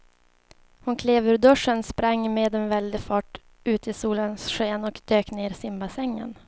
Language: Swedish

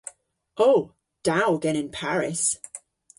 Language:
Cornish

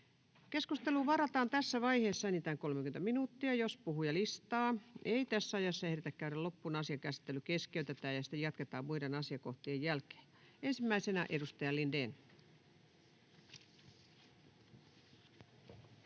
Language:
Finnish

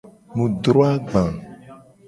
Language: Gen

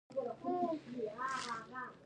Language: Pashto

